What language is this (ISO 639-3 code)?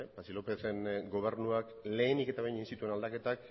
eus